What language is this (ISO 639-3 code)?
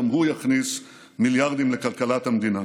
heb